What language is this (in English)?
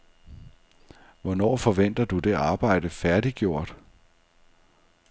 Danish